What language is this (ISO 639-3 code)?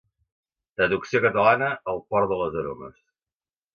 cat